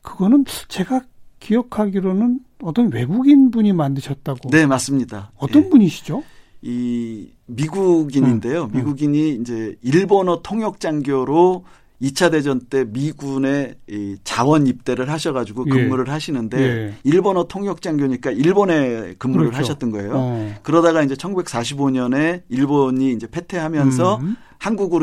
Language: Korean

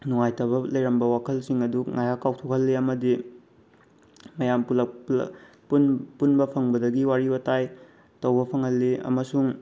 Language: Manipuri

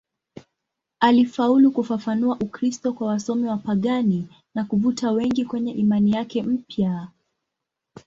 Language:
Swahili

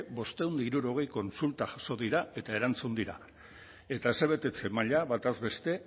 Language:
Basque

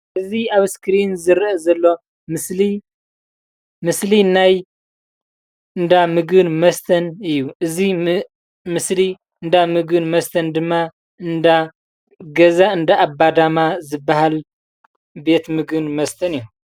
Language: Tigrinya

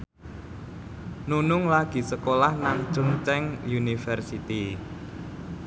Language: Javanese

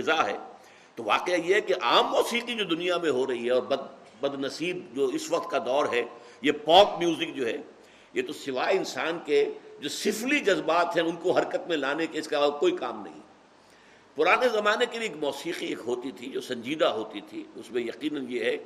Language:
Urdu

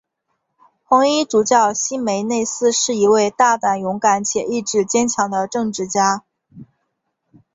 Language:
Chinese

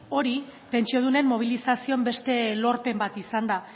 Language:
Basque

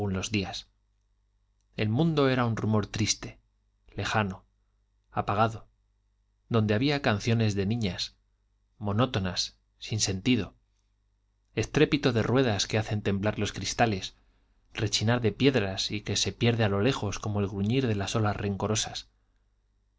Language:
Spanish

